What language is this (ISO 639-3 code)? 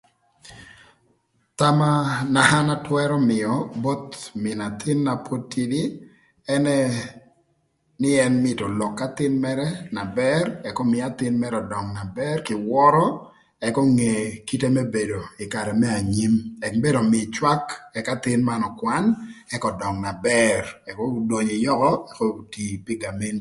lth